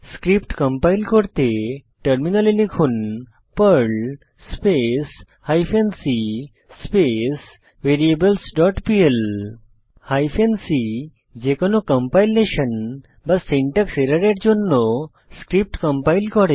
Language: Bangla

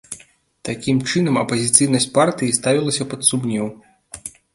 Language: Belarusian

